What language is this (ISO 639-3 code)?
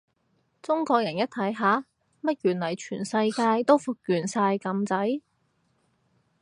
yue